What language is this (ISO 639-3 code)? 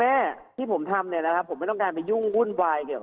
tha